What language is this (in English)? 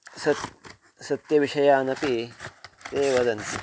Sanskrit